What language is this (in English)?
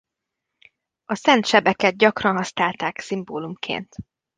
Hungarian